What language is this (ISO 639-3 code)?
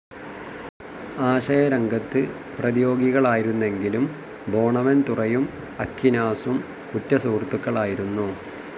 mal